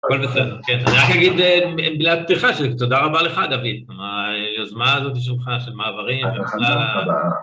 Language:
Hebrew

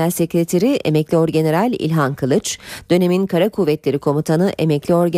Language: Turkish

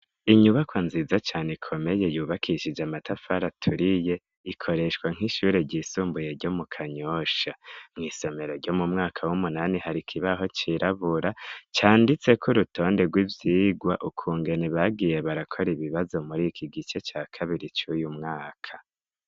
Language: Rundi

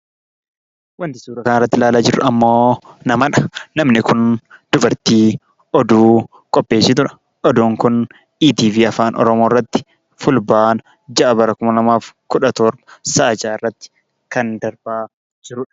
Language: Oromo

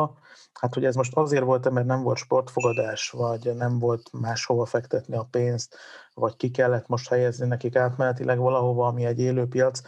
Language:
Hungarian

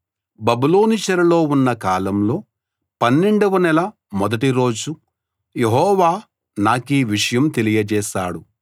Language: Telugu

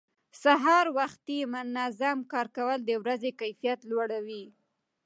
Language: Pashto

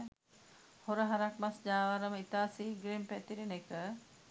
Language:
Sinhala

